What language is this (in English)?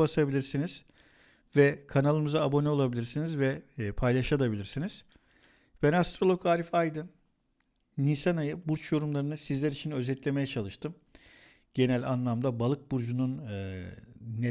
Turkish